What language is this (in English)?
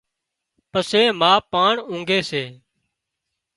Wadiyara Koli